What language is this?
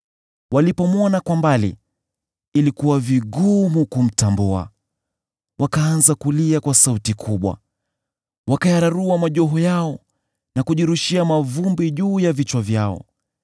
Swahili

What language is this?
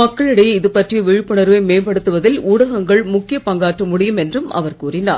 Tamil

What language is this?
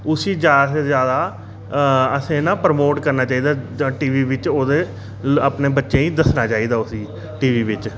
Dogri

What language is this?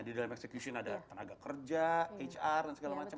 Indonesian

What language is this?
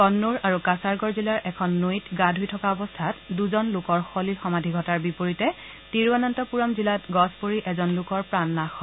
Assamese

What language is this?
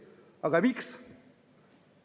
Estonian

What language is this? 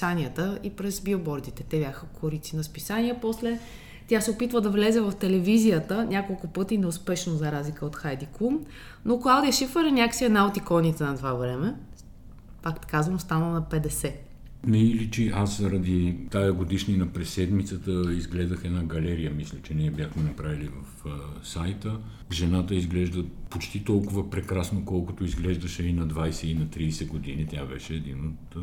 Bulgarian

